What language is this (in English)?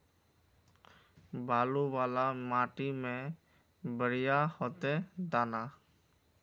Magahi